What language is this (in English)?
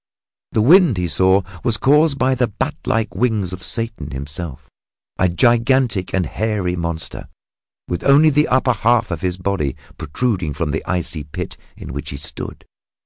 English